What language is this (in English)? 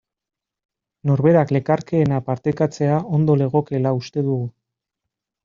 Basque